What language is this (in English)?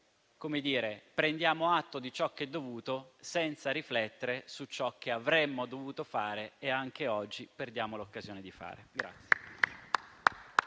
Italian